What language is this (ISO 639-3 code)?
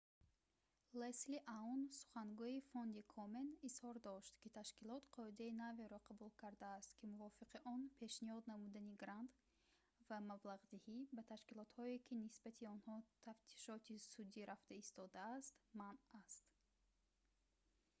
tgk